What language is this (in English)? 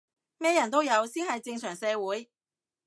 Cantonese